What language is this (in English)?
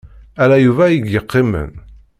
Kabyle